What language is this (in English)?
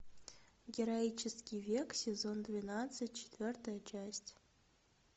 Russian